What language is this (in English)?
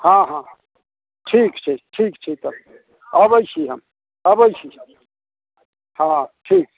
Maithili